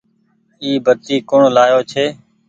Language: Goaria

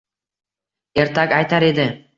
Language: Uzbek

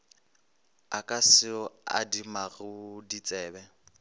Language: Northern Sotho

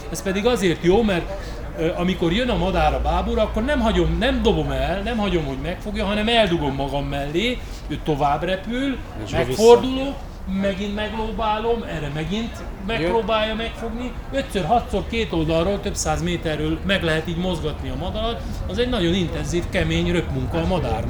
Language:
Hungarian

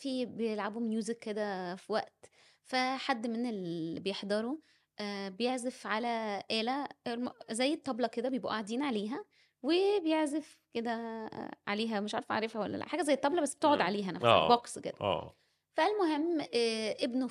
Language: Arabic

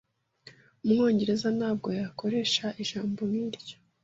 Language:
Kinyarwanda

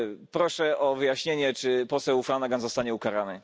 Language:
Polish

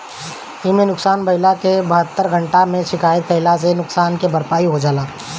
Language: Bhojpuri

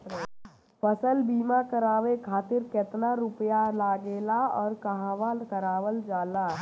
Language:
Bhojpuri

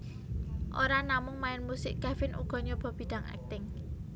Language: Javanese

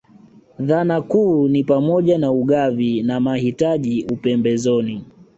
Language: Swahili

